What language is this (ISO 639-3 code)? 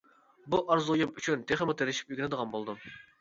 uig